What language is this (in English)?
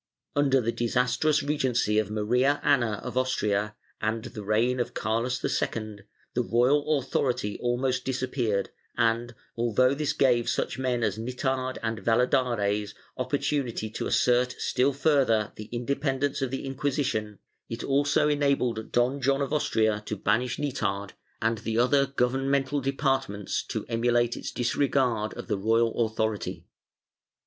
English